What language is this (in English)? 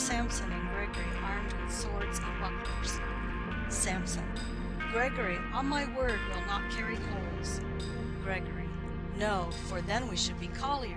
English